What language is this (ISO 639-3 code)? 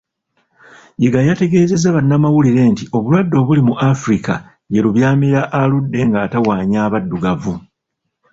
lug